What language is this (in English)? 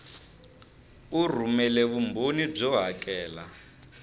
Tsonga